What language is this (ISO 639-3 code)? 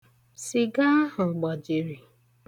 ibo